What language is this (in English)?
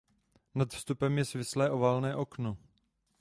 Czech